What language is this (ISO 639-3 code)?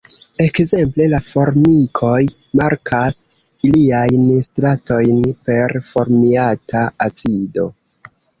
epo